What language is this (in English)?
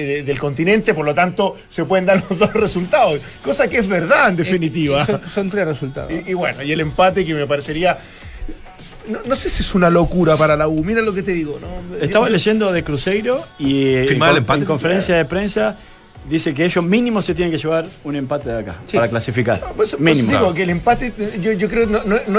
Spanish